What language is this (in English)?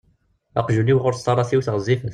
Kabyle